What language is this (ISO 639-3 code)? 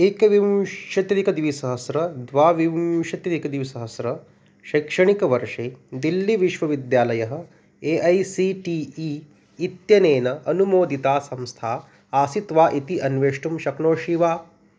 san